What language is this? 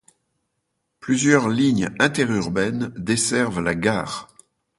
French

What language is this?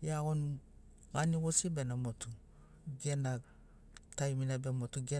Sinaugoro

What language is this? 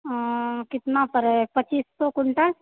Maithili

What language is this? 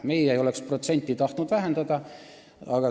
Estonian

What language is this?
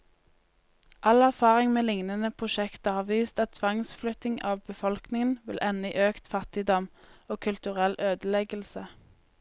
Norwegian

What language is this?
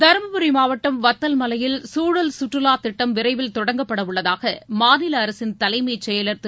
Tamil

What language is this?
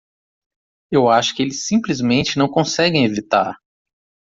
Portuguese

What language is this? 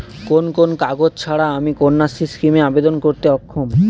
Bangla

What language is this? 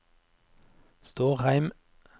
Norwegian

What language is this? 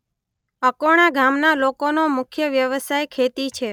Gujarati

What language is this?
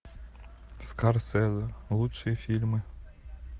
Russian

